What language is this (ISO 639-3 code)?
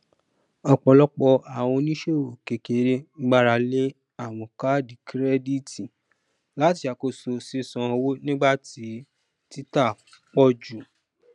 yor